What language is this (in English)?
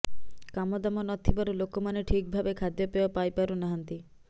Odia